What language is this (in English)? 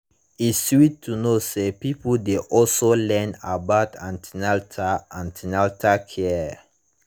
Nigerian Pidgin